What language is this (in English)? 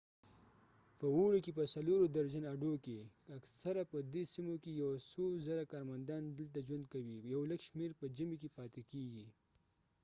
Pashto